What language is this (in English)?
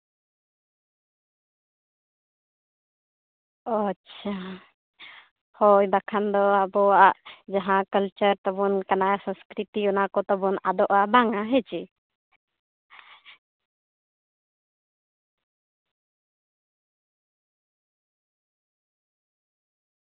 Santali